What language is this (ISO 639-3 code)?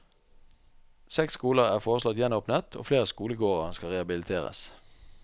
nor